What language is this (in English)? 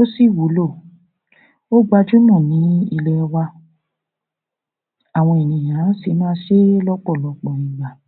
Yoruba